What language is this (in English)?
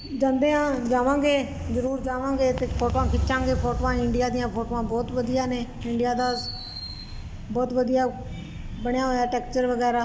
Punjabi